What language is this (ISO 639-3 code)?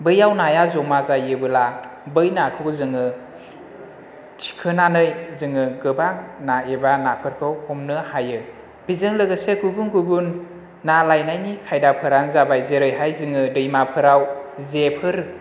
brx